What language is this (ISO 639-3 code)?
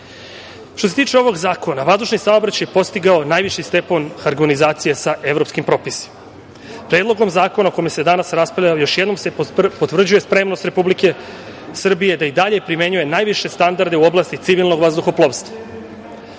srp